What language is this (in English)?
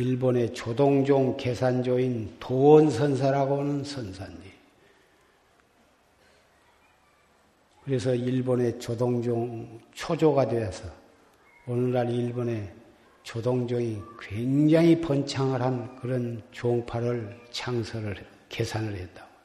Korean